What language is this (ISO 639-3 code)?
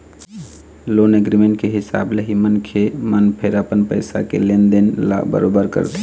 hne